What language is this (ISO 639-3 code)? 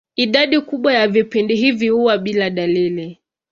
swa